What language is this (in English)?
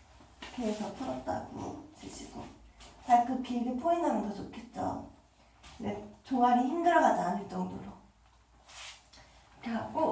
Korean